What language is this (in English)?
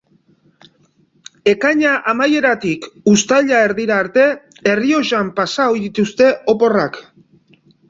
Basque